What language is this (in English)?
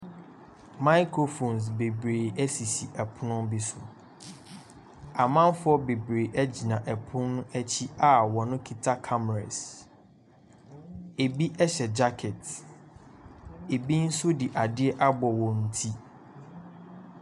Akan